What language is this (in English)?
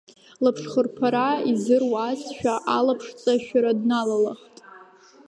Abkhazian